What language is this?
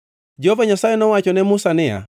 Luo (Kenya and Tanzania)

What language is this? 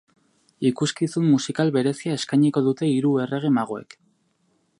Basque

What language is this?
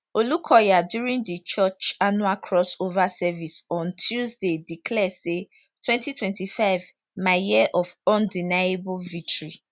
Nigerian Pidgin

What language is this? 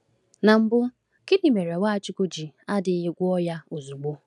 Igbo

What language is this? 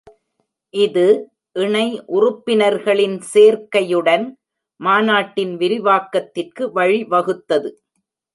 Tamil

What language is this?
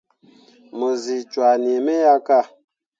Mundang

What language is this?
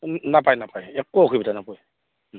Assamese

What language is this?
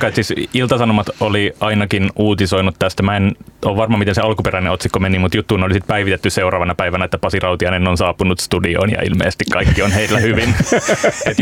Finnish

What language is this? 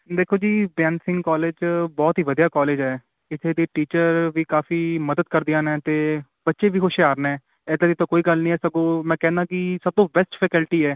Punjabi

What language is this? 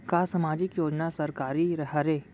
Chhattisgarhi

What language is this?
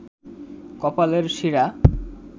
Bangla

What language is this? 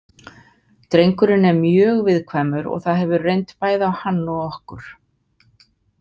Icelandic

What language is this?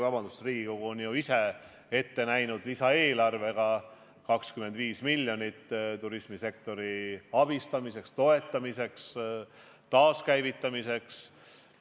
Estonian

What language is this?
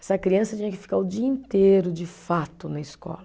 Portuguese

